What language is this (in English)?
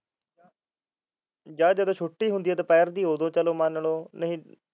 Punjabi